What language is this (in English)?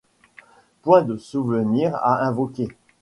French